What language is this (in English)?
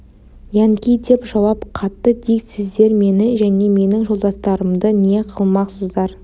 Kazakh